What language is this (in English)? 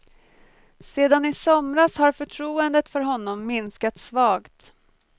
Swedish